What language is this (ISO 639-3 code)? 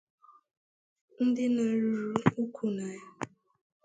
ibo